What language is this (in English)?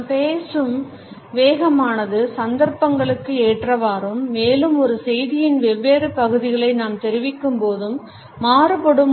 Tamil